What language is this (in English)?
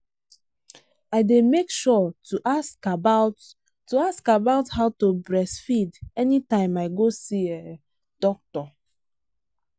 Nigerian Pidgin